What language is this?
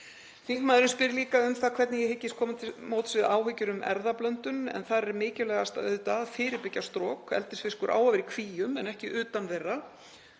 Icelandic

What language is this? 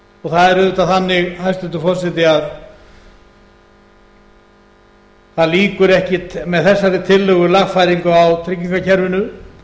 Icelandic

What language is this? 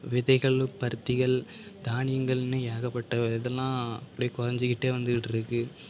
Tamil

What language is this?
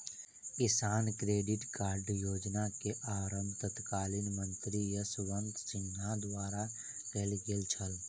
Maithili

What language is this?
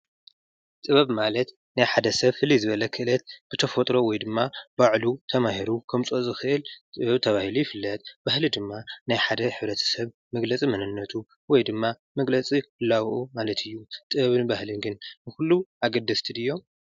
Tigrinya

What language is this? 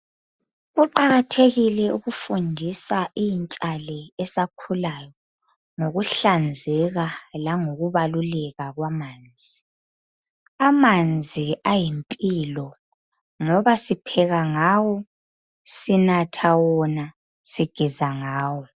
North Ndebele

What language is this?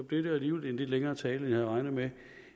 Danish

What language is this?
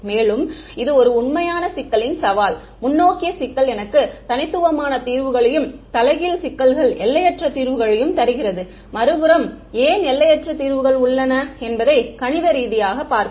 Tamil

